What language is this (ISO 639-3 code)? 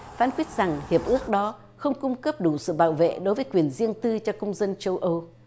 vie